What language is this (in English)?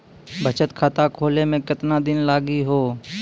Maithili